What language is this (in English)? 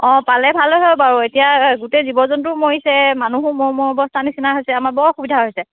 Assamese